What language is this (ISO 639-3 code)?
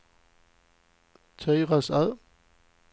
swe